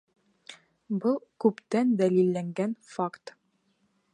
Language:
Bashkir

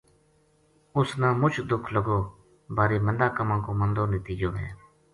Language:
Gujari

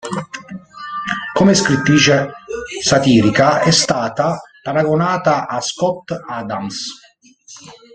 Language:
Italian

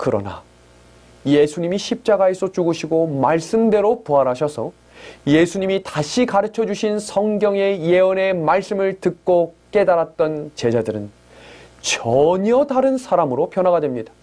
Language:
Korean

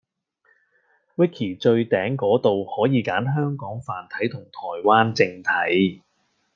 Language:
Cantonese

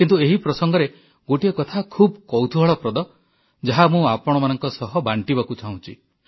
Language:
Odia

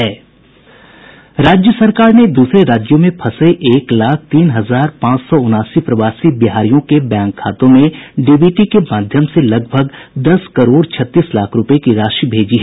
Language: Hindi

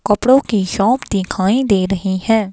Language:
Hindi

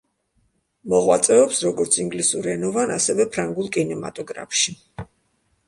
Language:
Georgian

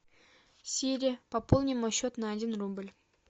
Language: Russian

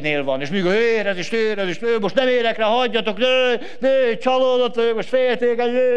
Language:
Hungarian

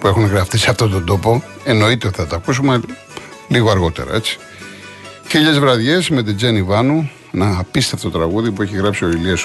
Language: Greek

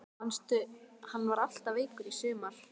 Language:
Icelandic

